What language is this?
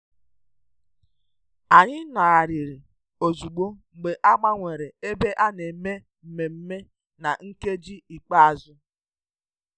Igbo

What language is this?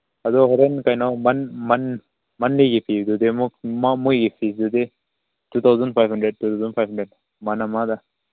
Manipuri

